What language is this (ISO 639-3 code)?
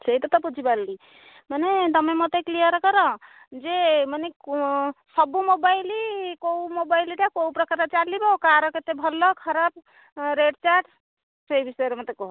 ori